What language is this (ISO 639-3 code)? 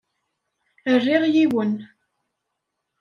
kab